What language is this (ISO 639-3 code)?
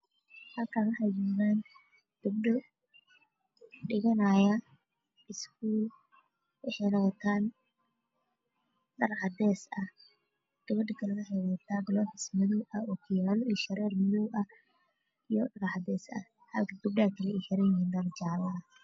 som